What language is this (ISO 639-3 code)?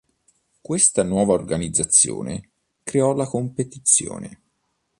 ita